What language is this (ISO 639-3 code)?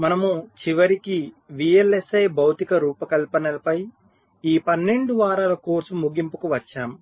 tel